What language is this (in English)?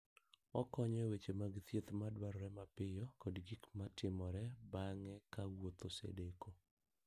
Luo (Kenya and Tanzania)